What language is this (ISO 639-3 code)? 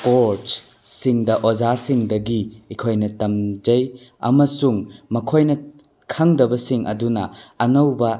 mni